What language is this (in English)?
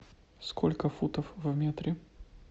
Russian